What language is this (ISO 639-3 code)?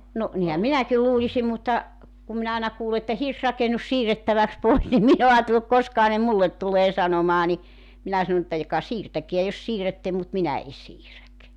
fin